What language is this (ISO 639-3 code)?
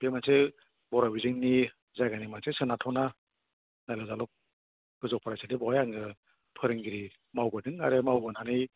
brx